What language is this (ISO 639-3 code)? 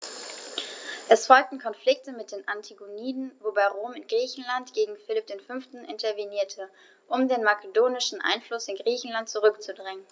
deu